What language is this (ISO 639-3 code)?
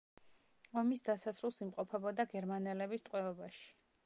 kat